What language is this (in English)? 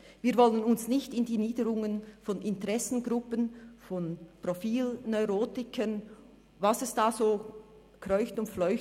Swiss German